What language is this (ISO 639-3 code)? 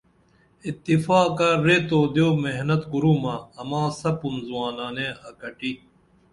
dml